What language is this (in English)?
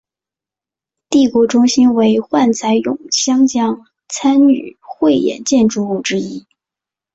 Chinese